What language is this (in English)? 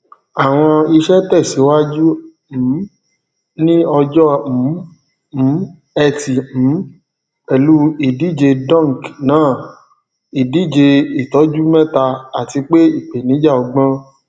Yoruba